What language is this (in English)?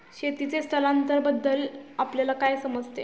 Marathi